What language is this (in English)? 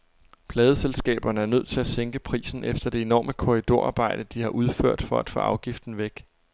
Danish